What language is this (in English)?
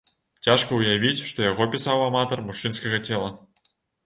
Belarusian